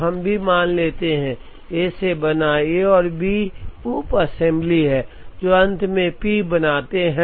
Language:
Hindi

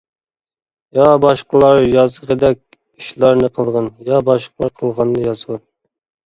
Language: Uyghur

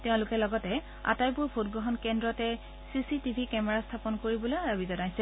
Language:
Assamese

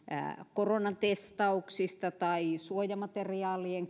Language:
Finnish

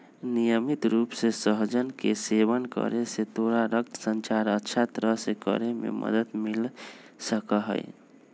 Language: Magahi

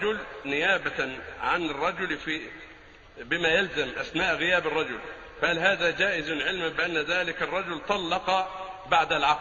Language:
Arabic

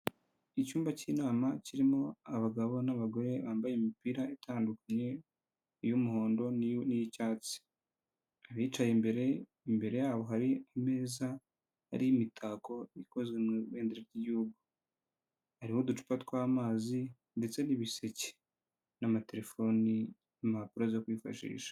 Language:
Kinyarwanda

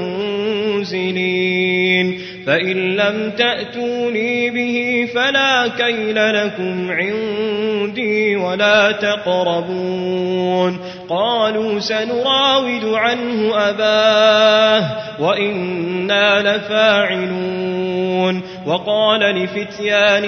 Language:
Arabic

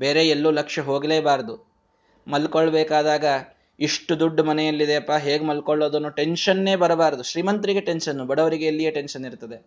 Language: Kannada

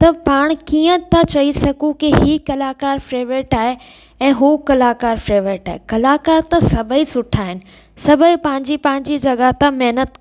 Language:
Sindhi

